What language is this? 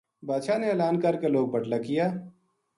Gujari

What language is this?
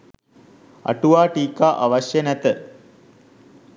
Sinhala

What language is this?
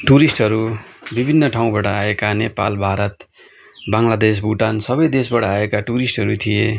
Nepali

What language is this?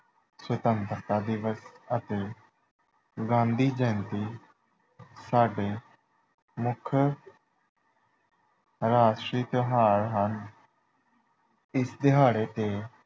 Punjabi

